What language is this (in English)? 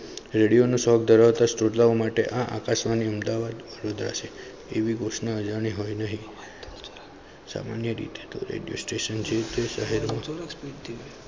Gujarati